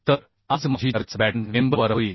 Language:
Marathi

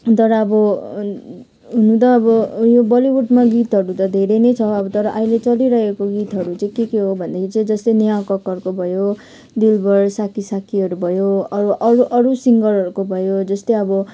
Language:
Nepali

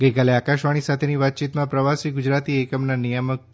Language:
Gujarati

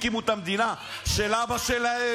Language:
Hebrew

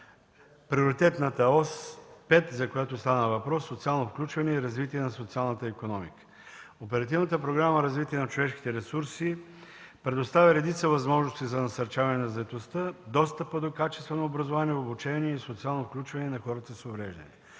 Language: Bulgarian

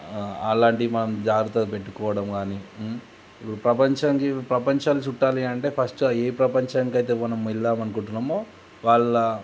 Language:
Telugu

